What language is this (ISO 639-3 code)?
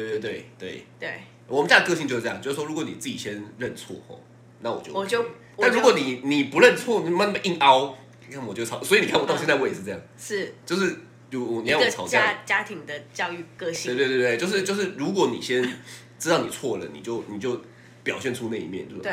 zho